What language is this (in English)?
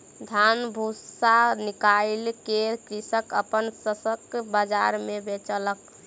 Maithili